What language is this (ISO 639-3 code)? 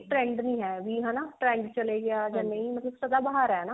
pan